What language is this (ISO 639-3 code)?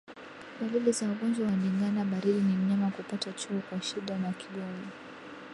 swa